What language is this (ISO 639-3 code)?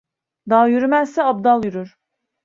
tur